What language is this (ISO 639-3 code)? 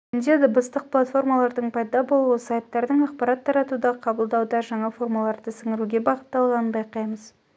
kaz